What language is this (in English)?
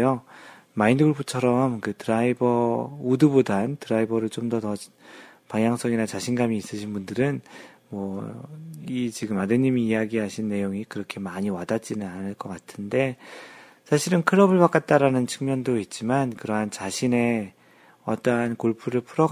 Korean